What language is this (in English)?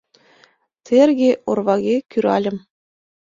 Mari